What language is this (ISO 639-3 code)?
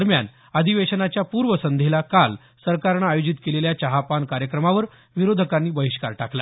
mar